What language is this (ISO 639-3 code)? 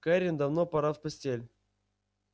rus